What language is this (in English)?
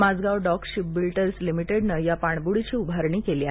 Marathi